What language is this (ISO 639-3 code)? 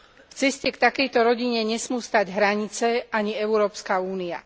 slk